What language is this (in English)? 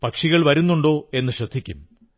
Malayalam